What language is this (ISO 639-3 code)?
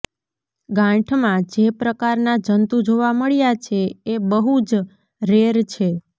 guj